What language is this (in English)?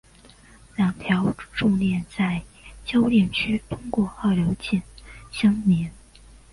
Chinese